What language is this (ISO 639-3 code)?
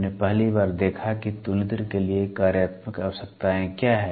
hin